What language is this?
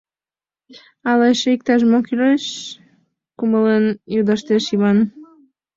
Mari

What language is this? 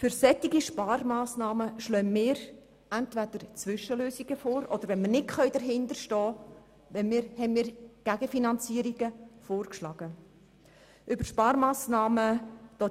Swiss German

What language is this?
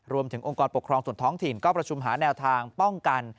Thai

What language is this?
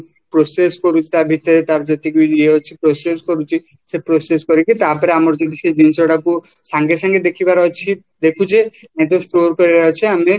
Odia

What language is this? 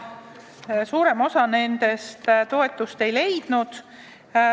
Estonian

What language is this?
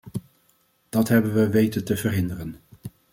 Dutch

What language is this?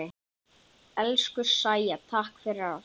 Icelandic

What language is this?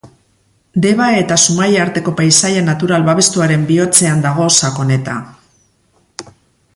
Basque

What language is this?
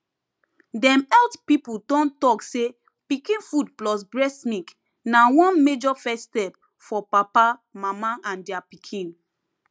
Nigerian Pidgin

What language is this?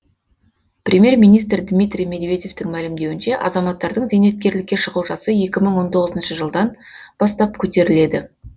Kazakh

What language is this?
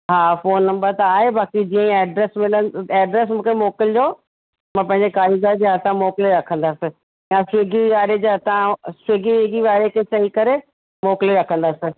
Sindhi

